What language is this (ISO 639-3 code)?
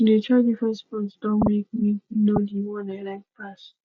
pcm